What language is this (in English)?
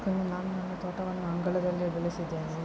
Kannada